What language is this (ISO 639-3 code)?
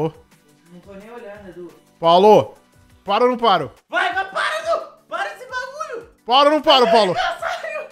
por